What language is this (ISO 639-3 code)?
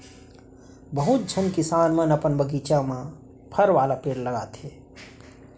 hne